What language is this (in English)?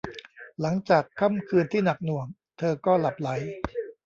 Thai